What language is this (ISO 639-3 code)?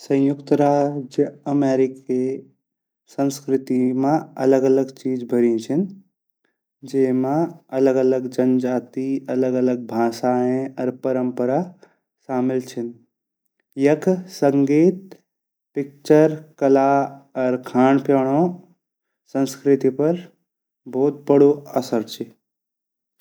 gbm